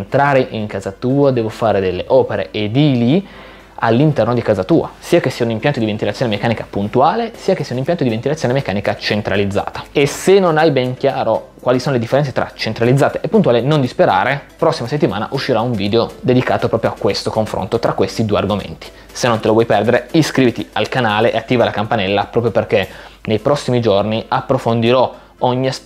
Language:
Italian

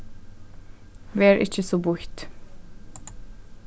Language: Faroese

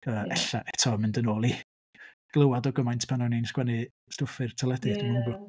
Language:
Welsh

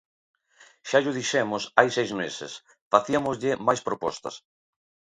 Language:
Galician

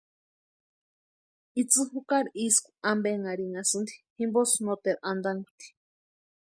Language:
Western Highland Purepecha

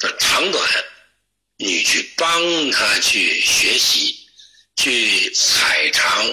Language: Chinese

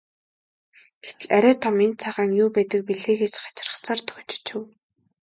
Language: Mongolian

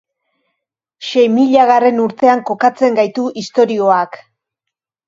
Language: Basque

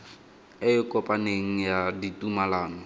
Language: Tswana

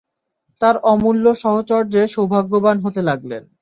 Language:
Bangla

